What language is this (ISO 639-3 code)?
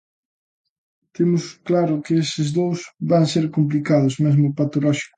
glg